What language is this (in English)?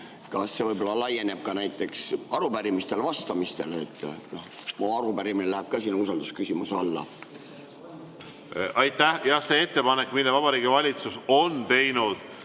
Estonian